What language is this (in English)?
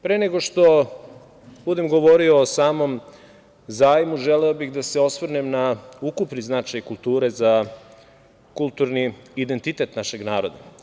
Serbian